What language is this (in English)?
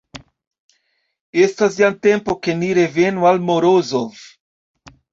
Esperanto